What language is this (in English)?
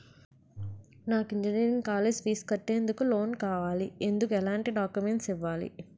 Telugu